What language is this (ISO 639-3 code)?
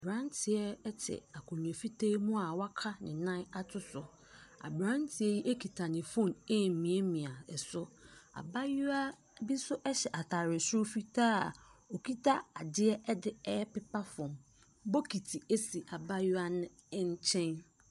aka